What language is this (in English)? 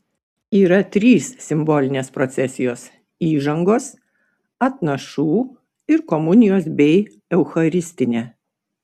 Lithuanian